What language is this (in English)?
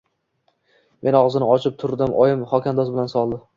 Uzbek